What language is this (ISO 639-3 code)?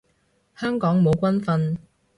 yue